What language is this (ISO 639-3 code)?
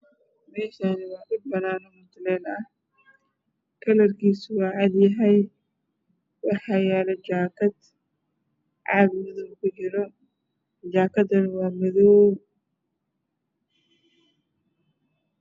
som